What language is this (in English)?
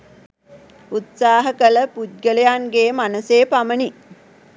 Sinhala